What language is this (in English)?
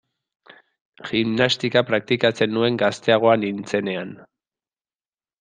Basque